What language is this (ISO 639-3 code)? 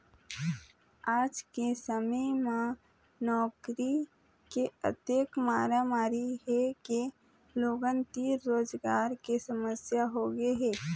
hne